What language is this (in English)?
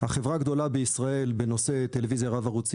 Hebrew